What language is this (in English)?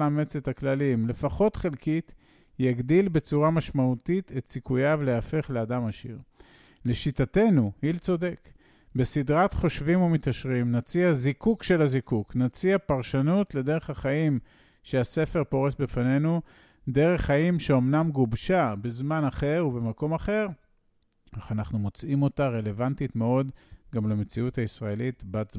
Hebrew